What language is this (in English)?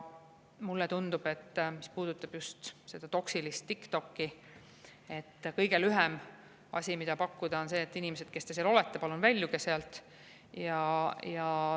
Estonian